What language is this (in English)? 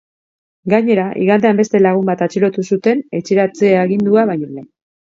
Basque